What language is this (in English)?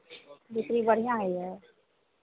Maithili